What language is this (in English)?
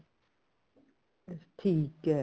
Punjabi